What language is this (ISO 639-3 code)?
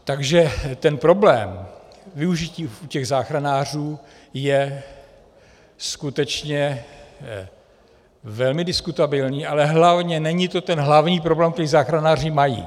ces